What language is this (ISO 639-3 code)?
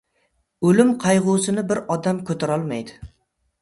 uzb